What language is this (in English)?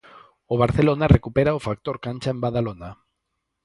Galician